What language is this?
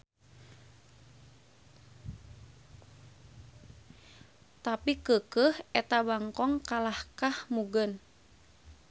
Sundanese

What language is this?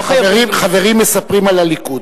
Hebrew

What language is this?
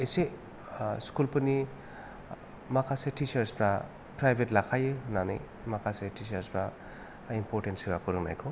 Bodo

